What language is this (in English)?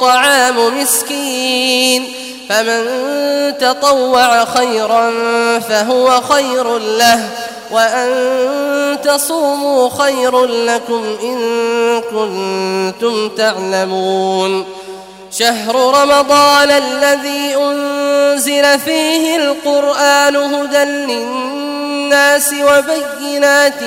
Arabic